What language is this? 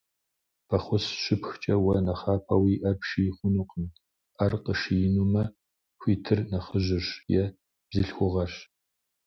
Kabardian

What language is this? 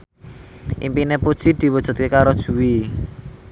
Javanese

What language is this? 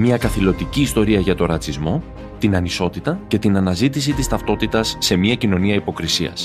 Greek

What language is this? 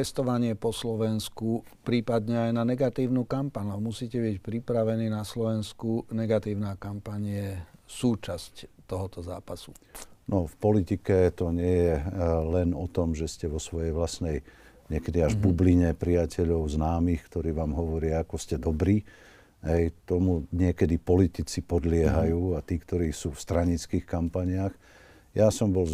Slovak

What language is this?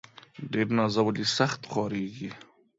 Pashto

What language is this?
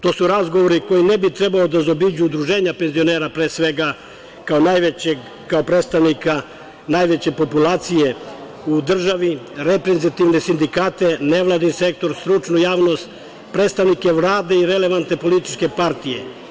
Serbian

